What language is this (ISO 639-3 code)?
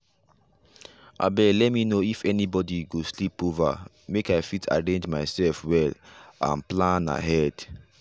pcm